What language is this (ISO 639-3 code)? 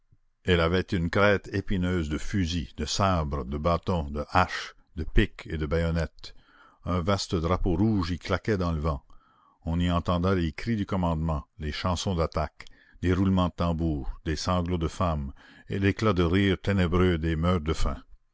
fra